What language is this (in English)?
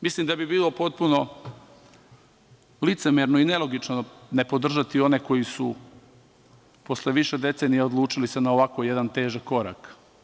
Serbian